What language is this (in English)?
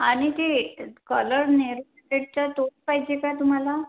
Marathi